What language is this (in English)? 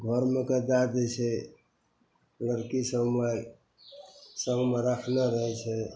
Maithili